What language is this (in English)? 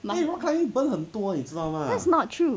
English